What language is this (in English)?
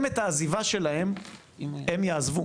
Hebrew